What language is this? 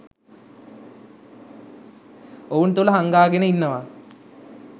Sinhala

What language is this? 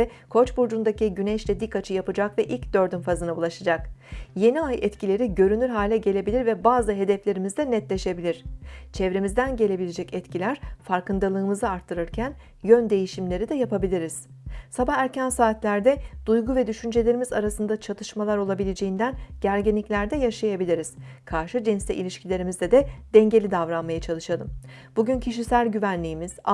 Turkish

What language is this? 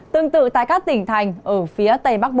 Vietnamese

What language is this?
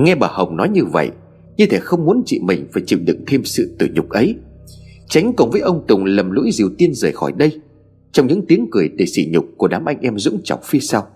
Vietnamese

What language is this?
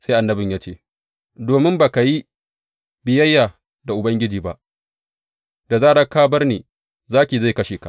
Hausa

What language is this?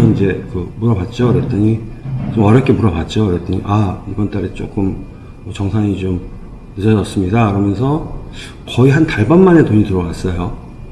Korean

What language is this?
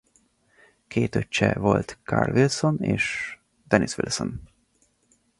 Hungarian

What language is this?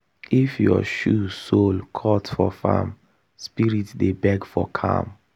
Nigerian Pidgin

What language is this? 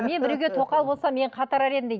Kazakh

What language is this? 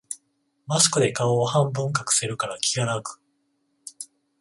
Japanese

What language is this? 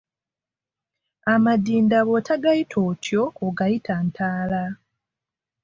Ganda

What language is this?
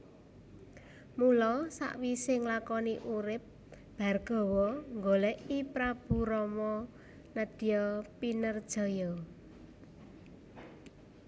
Javanese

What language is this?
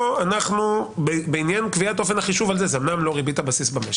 Hebrew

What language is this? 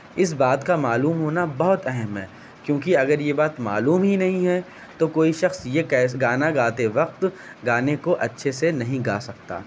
Urdu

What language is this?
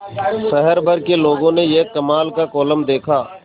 Hindi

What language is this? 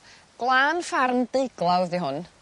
Welsh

